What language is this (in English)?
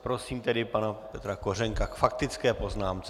Czech